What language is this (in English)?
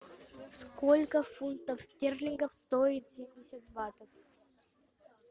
Russian